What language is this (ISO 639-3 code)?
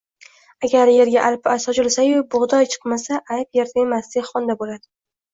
uzb